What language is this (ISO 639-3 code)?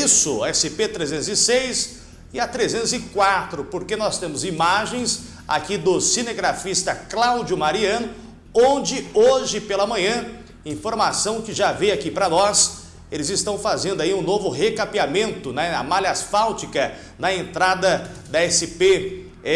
por